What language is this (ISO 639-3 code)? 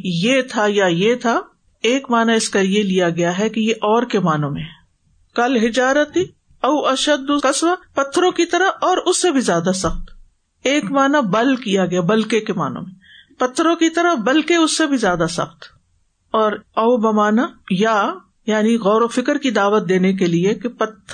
urd